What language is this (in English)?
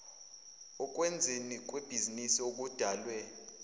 Zulu